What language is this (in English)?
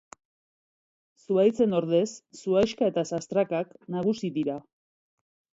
Basque